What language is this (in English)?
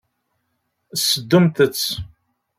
Kabyle